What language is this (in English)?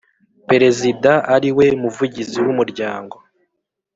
Kinyarwanda